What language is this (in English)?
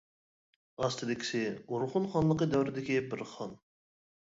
Uyghur